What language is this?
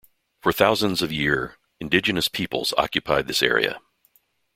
English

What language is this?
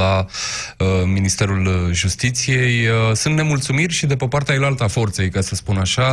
Romanian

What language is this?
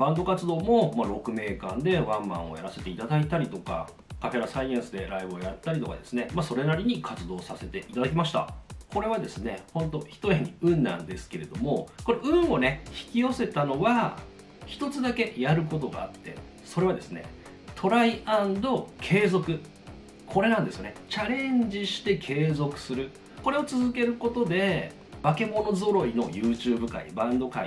Japanese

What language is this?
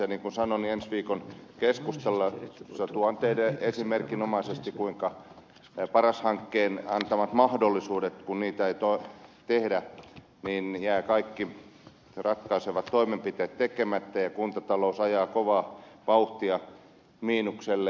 Finnish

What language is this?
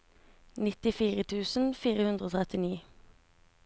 Norwegian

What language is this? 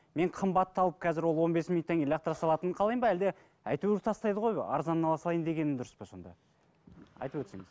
Kazakh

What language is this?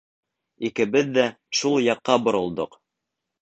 Bashkir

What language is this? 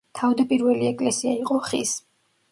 Georgian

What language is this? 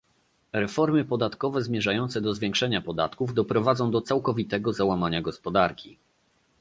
Polish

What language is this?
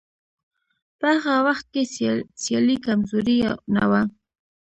Pashto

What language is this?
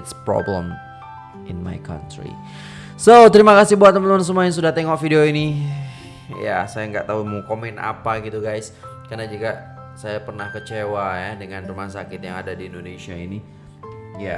Indonesian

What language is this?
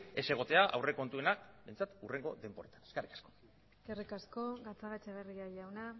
Basque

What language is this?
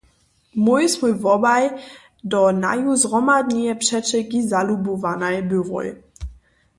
Upper Sorbian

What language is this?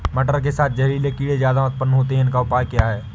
Hindi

